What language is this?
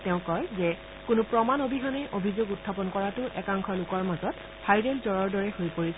Assamese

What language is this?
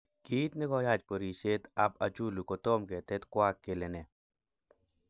Kalenjin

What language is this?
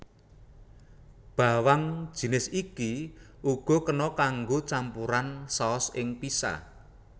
Javanese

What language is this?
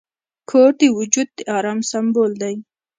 Pashto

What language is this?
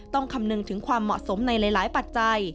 Thai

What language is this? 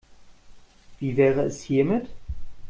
German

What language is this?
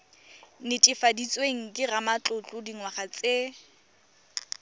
Tswana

